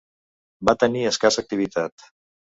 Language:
Catalan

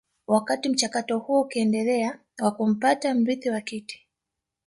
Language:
Swahili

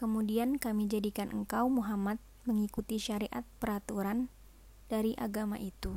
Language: Indonesian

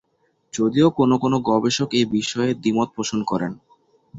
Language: Bangla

